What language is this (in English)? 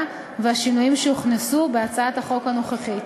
Hebrew